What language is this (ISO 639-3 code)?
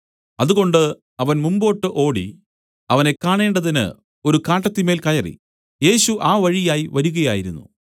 mal